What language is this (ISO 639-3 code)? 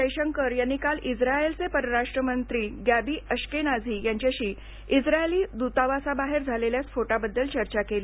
mar